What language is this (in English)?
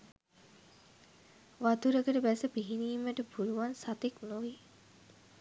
Sinhala